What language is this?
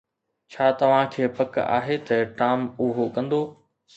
Sindhi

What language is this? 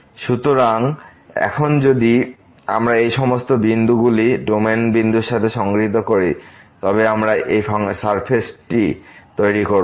Bangla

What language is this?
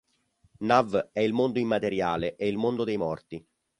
Italian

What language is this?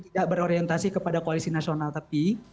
Indonesian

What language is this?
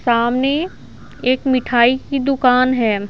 Hindi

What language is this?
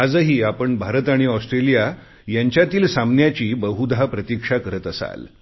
Marathi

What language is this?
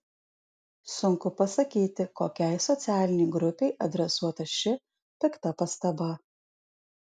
Lithuanian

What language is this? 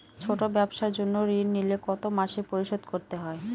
Bangla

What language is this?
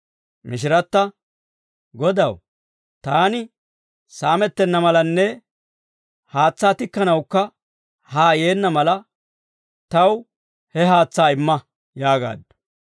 Dawro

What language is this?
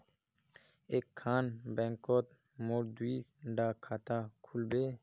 Magahi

